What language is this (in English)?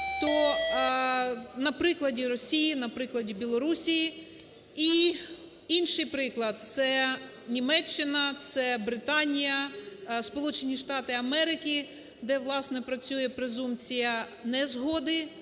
Ukrainian